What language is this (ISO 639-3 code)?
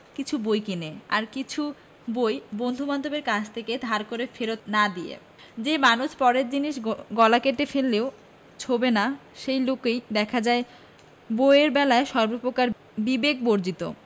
ben